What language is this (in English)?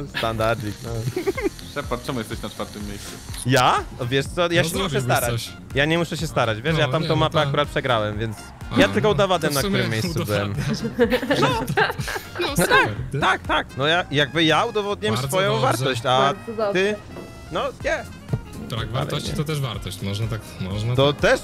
Polish